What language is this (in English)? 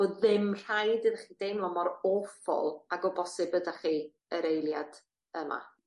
Welsh